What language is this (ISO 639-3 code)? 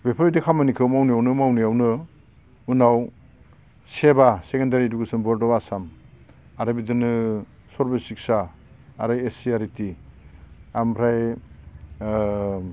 brx